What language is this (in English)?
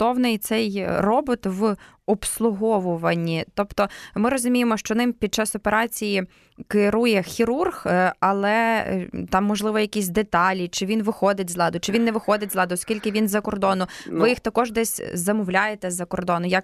Ukrainian